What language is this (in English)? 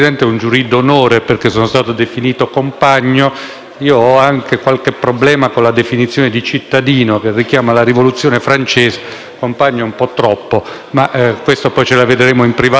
Italian